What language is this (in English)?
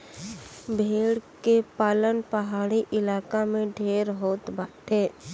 Bhojpuri